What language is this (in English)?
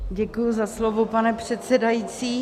Czech